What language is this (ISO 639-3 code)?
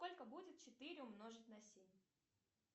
rus